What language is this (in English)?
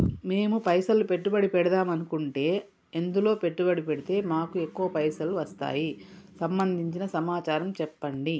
Telugu